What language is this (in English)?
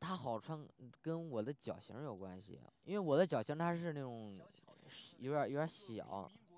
Chinese